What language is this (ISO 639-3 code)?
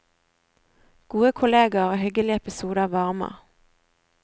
nor